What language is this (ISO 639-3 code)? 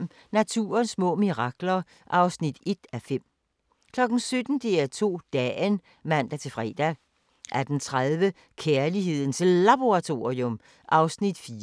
dan